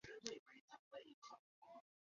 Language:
Chinese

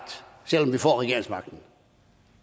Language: Danish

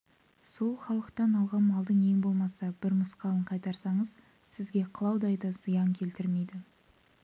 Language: Kazakh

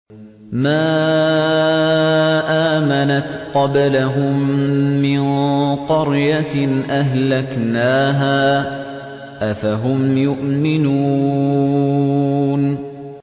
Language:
Arabic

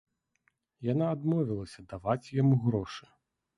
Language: Belarusian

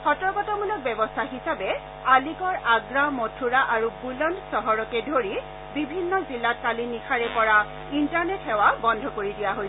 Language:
Assamese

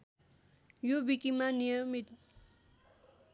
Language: Nepali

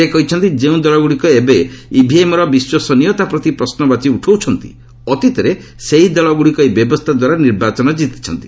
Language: Odia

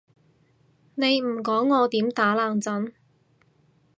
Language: Cantonese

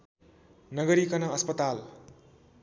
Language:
Nepali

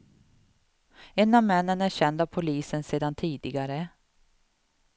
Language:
Swedish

